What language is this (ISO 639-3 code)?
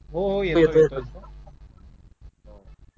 mar